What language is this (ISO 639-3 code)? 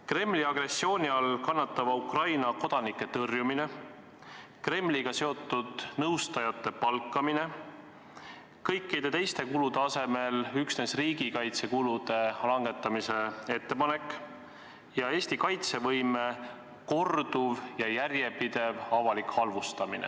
est